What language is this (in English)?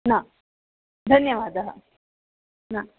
Sanskrit